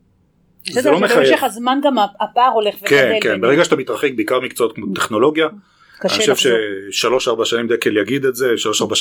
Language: Hebrew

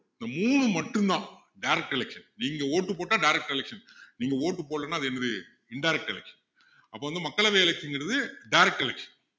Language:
Tamil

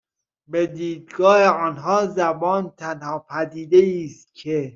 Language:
Persian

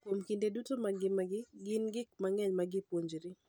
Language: Luo (Kenya and Tanzania)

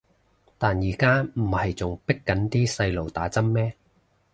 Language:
Cantonese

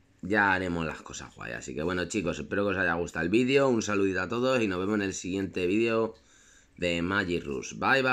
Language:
Spanish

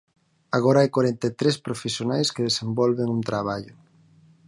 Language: Galician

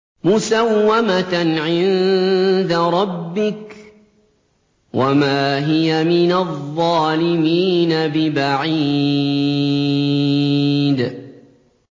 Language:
Arabic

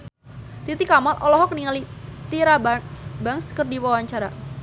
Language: Sundanese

